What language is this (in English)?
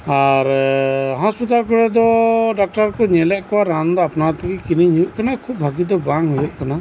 Santali